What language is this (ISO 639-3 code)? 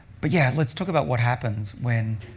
eng